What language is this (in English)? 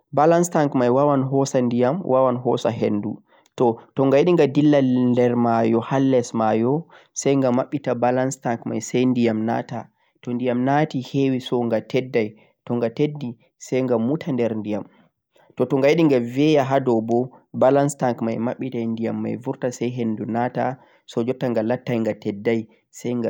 Central-Eastern Niger Fulfulde